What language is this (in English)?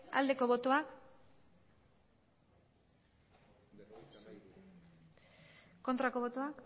Basque